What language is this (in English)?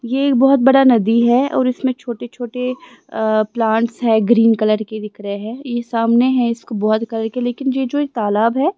Hindi